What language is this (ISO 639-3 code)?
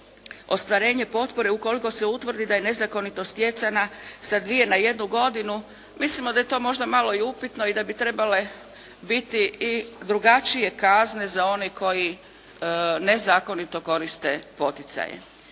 hrv